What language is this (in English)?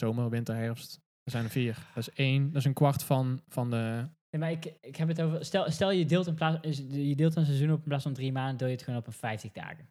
Dutch